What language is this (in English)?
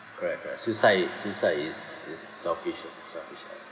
English